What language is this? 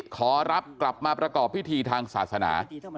Thai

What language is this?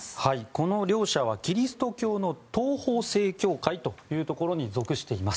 Japanese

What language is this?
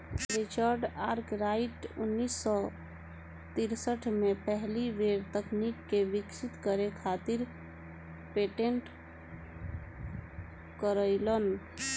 Bhojpuri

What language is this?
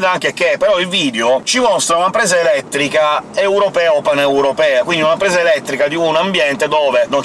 Italian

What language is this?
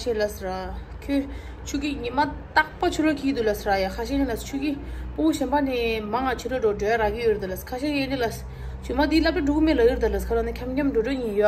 Turkish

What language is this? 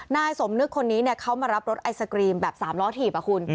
Thai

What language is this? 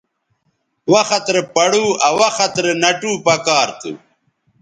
Bateri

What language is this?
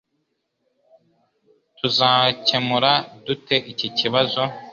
Kinyarwanda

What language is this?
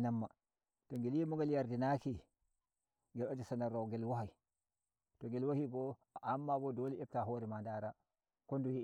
Nigerian Fulfulde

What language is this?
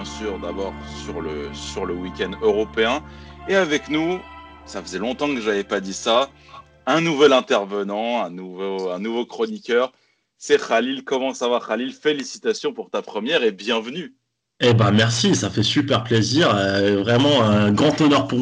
French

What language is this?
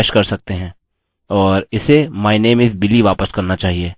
Hindi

